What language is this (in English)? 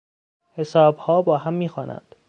Persian